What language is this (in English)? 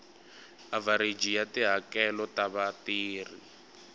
Tsonga